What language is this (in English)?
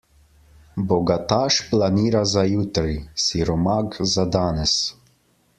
Slovenian